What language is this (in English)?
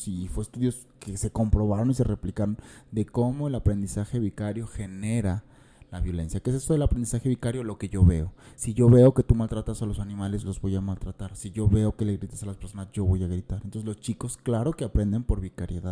Spanish